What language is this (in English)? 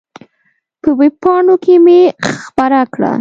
Pashto